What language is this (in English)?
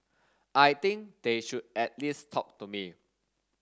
English